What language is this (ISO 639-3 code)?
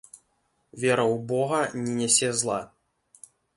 bel